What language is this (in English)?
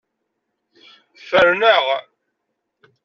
Kabyle